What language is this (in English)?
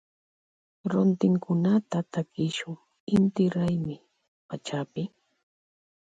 Loja Highland Quichua